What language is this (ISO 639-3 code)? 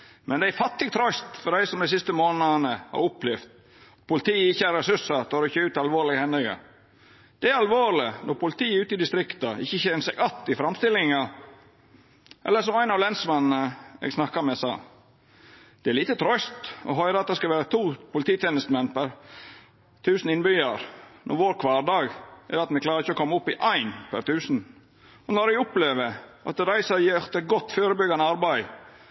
nno